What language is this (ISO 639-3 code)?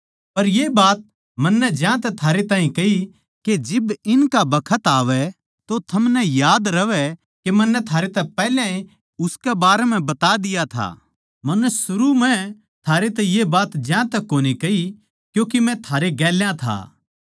bgc